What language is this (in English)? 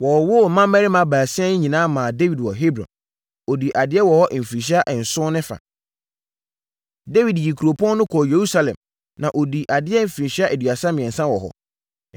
Akan